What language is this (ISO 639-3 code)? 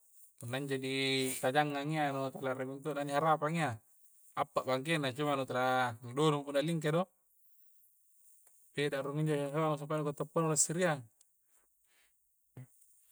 kjc